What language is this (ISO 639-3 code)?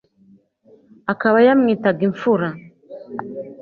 kin